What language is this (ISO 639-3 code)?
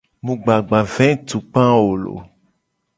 gej